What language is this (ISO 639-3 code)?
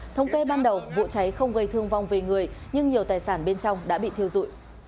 vie